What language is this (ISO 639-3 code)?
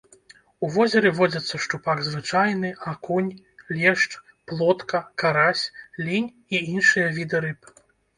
bel